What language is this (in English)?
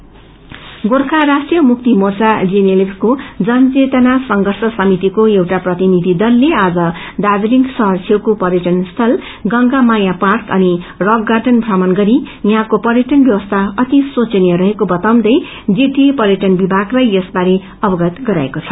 Nepali